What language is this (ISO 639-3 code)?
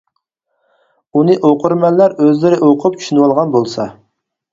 uig